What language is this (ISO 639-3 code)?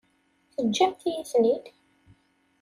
kab